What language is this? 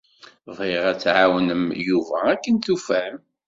Kabyle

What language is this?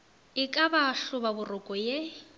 Northern Sotho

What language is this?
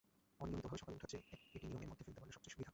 Bangla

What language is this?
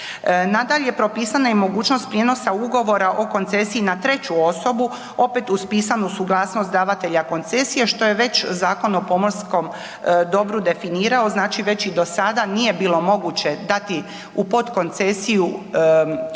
Croatian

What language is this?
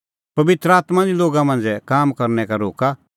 Kullu Pahari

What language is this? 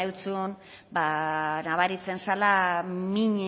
Basque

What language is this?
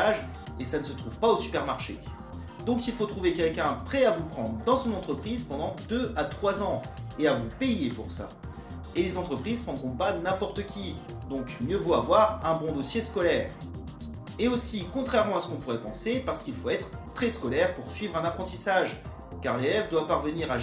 French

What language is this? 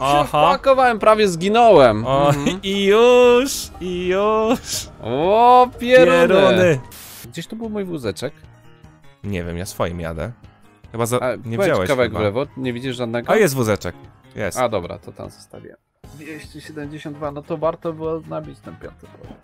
Polish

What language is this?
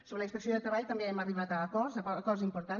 Catalan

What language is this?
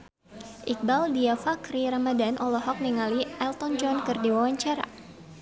Sundanese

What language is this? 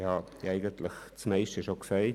Swiss German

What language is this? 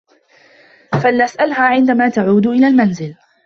Arabic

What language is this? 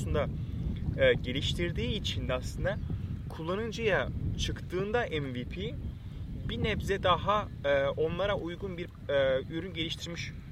Turkish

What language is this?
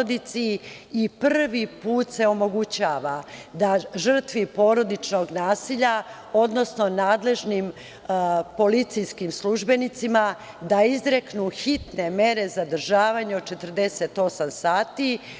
Serbian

